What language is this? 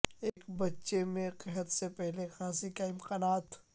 Urdu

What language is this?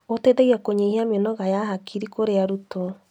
Kikuyu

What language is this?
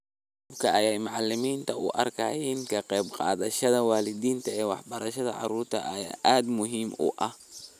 Somali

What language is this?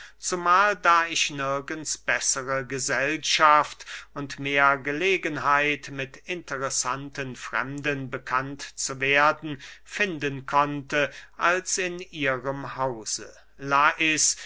German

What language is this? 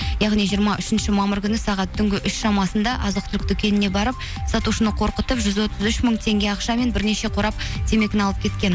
Kazakh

